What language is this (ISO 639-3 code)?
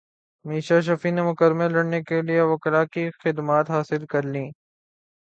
urd